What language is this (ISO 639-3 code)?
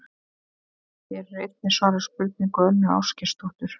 isl